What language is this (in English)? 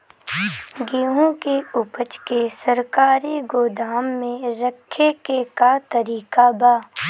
Bhojpuri